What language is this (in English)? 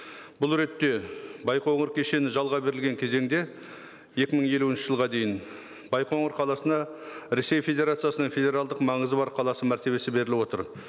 Kazakh